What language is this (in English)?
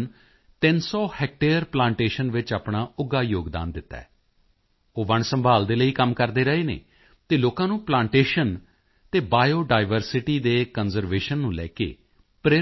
Punjabi